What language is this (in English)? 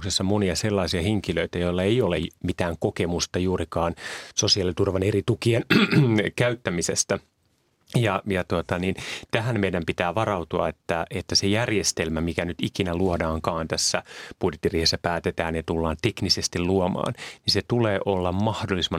Finnish